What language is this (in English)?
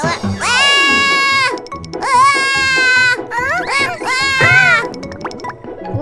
Indonesian